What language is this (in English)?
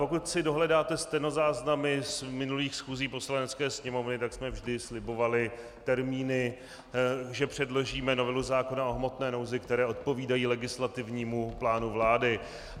Czech